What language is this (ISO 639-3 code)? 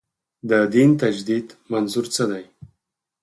pus